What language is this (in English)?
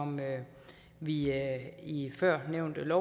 Danish